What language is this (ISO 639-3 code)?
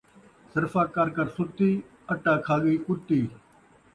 skr